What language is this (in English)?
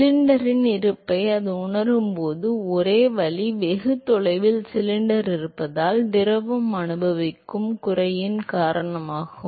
Tamil